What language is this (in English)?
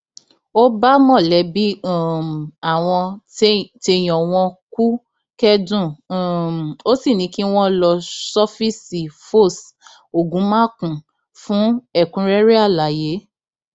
Yoruba